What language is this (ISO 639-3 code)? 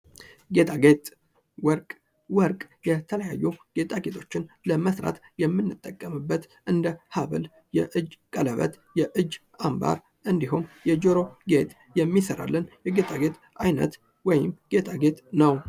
amh